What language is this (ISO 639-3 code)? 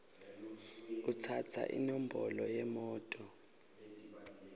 ssw